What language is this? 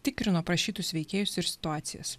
Lithuanian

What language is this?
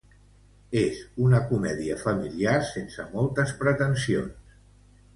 Catalan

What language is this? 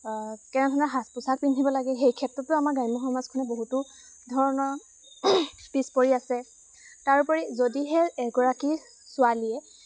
Assamese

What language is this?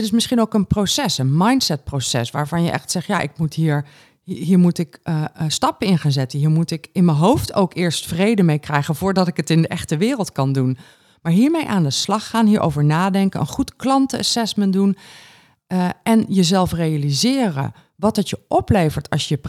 Dutch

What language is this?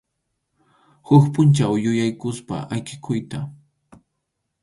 Arequipa-La Unión Quechua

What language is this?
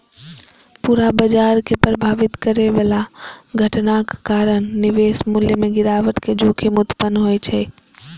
Maithili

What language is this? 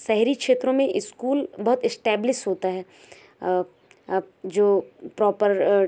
Hindi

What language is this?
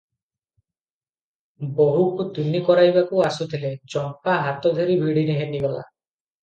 Odia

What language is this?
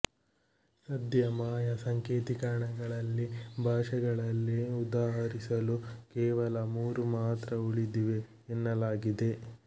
Kannada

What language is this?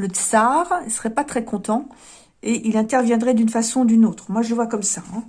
French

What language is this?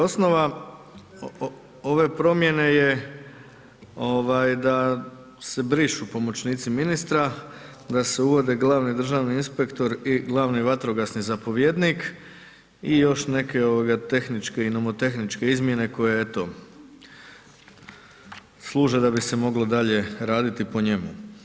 Croatian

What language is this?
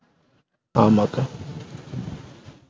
Tamil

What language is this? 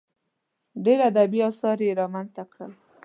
Pashto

